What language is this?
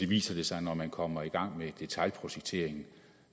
Danish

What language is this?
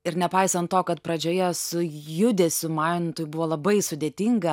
Lithuanian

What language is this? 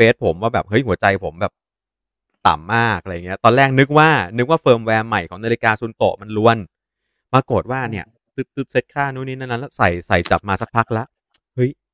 Thai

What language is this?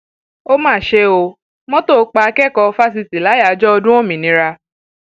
Yoruba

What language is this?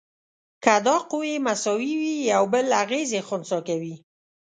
Pashto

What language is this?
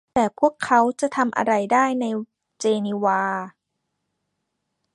Thai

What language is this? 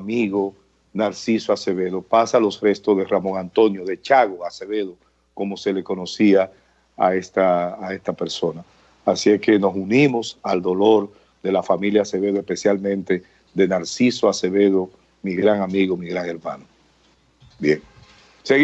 Spanish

